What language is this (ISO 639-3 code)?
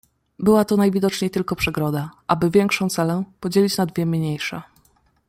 pol